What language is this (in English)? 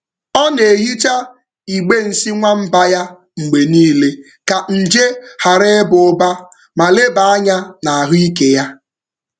Igbo